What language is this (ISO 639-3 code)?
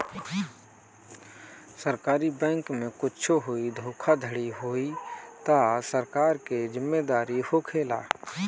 bho